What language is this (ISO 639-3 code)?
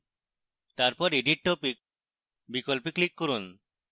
ben